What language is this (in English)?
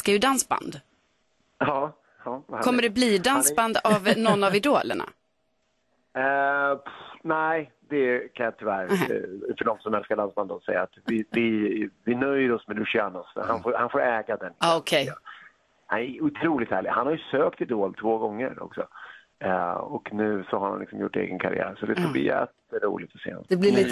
Swedish